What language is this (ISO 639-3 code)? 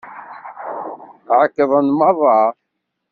kab